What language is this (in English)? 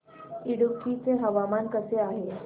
Marathi